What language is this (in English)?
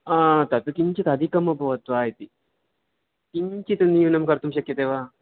Sanskrit